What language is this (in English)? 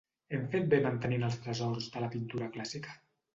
Catalan